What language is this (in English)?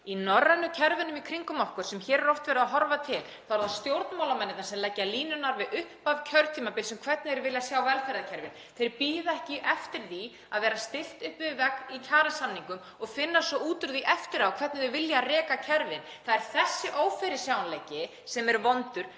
Icelandic